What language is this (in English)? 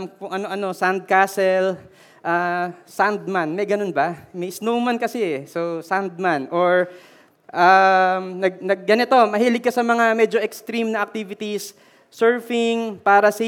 Filipino